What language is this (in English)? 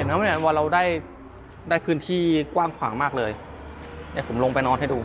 Thai